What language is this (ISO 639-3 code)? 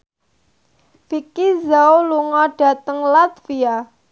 jav